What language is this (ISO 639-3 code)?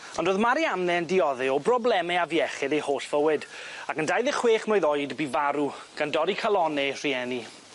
cym